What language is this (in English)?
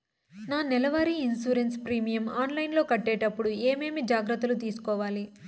Telugu